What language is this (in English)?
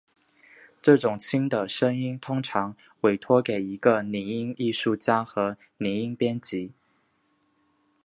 Chinese